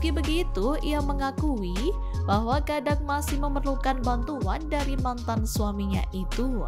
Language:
Indonesian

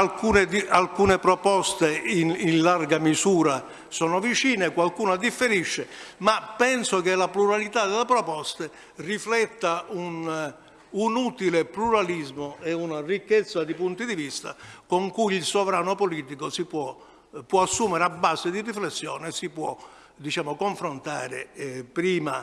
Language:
Italian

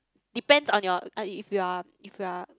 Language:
English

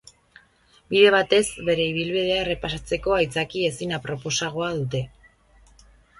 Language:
Basque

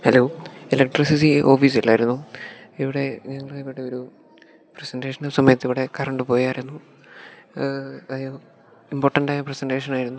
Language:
Malayalam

